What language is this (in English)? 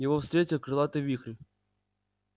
Russian